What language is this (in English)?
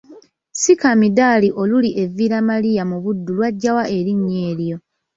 Ganda